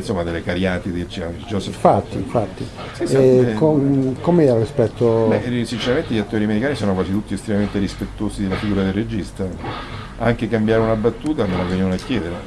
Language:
Italian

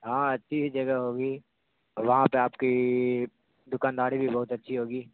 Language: Urdu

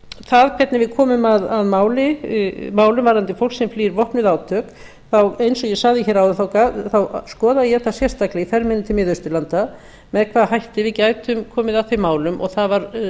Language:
Icelandic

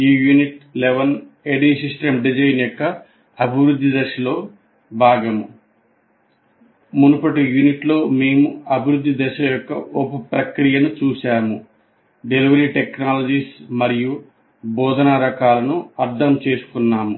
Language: Telugu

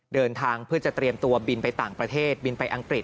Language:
Thai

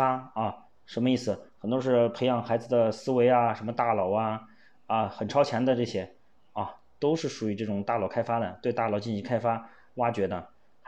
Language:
Chinese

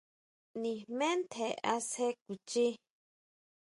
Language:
Huautla Mazatec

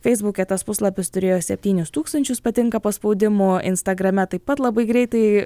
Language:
Lithuanian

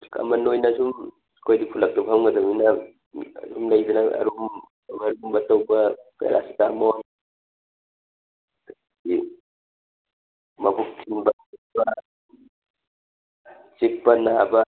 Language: Manipuri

